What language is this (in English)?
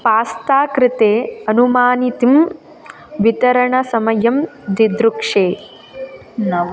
Sanskrit